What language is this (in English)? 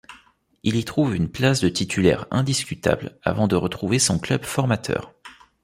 French